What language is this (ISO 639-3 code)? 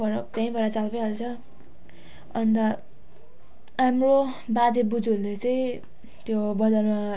nep